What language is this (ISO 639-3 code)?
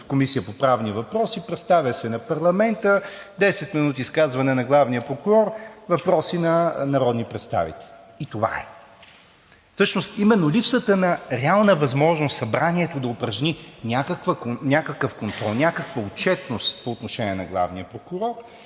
bul